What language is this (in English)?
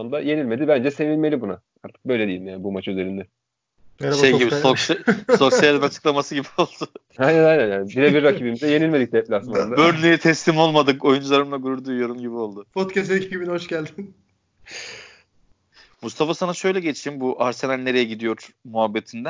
Turkish